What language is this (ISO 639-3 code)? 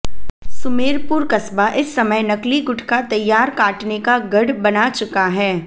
hin